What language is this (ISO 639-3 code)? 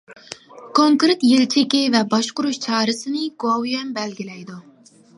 uig